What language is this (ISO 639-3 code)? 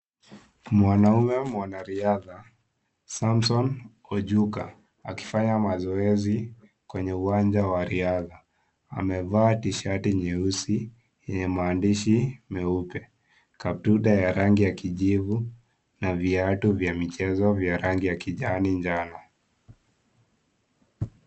swa